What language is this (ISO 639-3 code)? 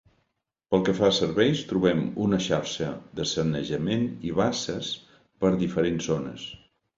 cat